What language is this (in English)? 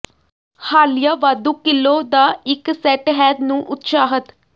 Punjabi